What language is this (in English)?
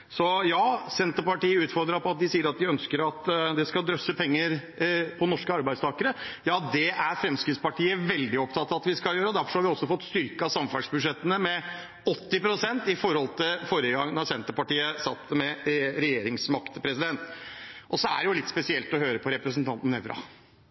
Norwegian Bokmål